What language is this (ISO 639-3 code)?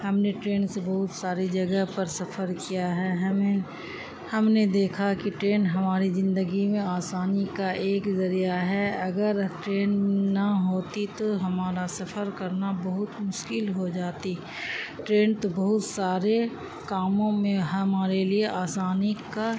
urd